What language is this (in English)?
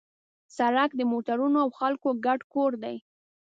Pashto